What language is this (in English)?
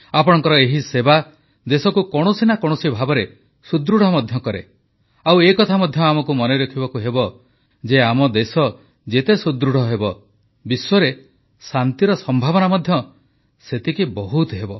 Odia